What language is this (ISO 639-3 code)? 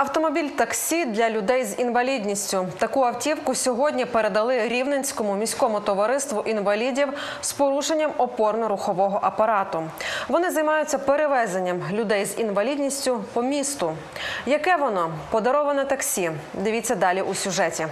ukr